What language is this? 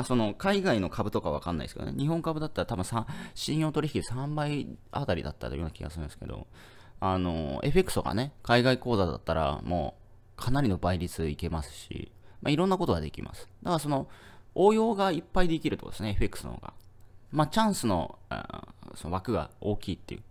Japanese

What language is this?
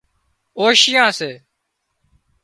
Wadiyara Koli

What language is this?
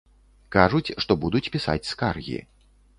Belarusian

